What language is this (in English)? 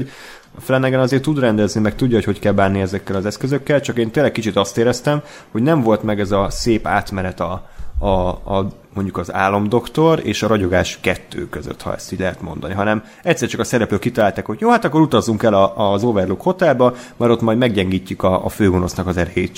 Hungarian